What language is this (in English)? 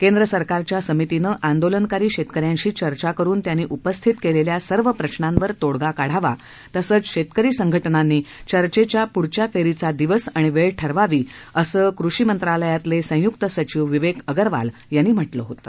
Marathi